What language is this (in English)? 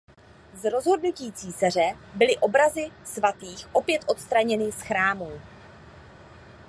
Czech